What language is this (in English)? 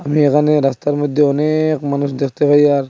Bangla